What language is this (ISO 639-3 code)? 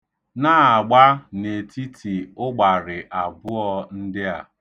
ibo